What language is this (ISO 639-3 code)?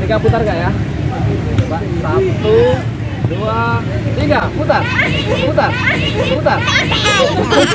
ind